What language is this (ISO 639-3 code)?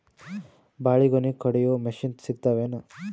kan